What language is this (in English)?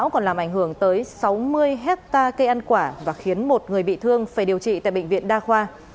Vietnamese